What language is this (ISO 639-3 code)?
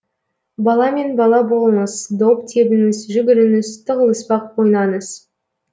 kaz